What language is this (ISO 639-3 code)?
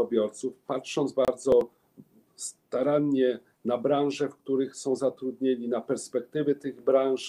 pol